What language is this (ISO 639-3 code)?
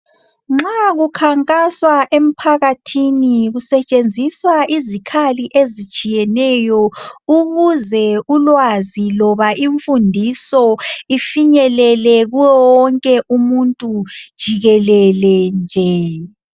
nde